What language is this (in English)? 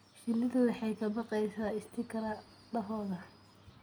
Somali